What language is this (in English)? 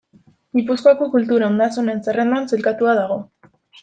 Basque